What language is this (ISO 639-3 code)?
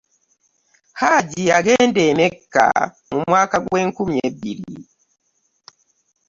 lug